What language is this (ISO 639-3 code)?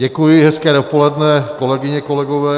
ces